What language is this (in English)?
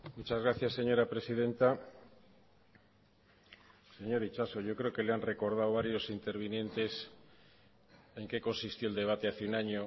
Spanish